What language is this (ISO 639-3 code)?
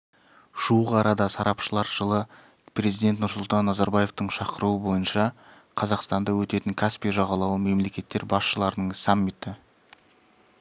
kaz